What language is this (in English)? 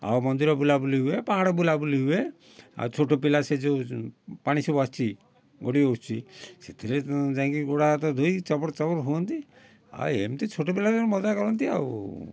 Odia